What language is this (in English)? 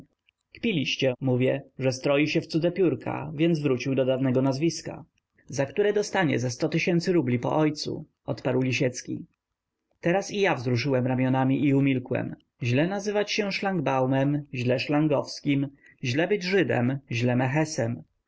Polish